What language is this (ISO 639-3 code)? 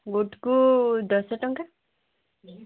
ori